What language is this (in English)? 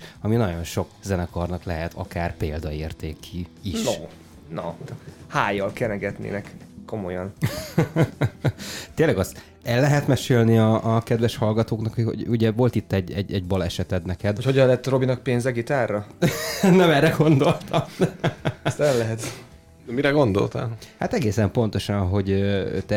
Hungarian